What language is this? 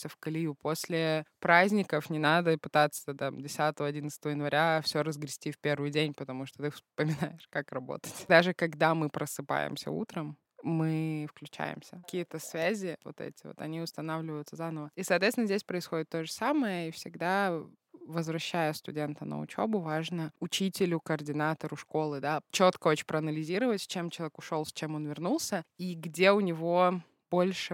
Russian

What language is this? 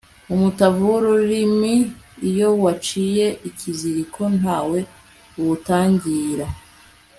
Kinyarwanda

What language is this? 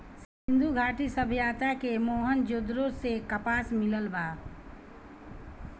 Bhojpuri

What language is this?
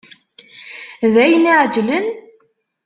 Kabyle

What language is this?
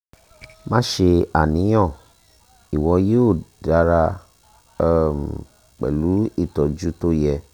Yoruba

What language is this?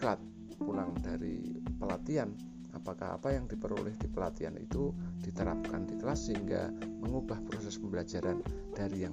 Indonesian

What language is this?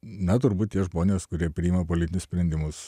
Lithuanian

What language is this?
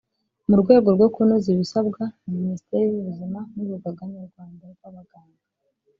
Kinyarwanda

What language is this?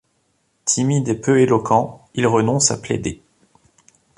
French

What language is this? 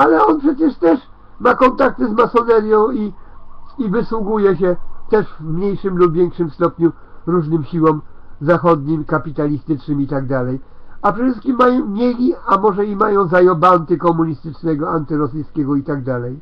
Polish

